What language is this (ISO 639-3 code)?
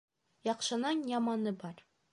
bak